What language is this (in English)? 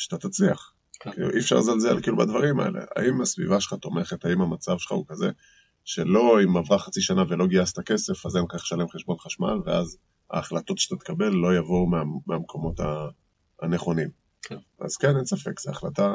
Hebrew